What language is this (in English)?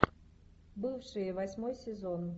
Russian